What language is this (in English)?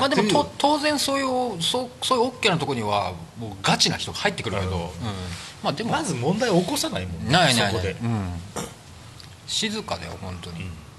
Japanese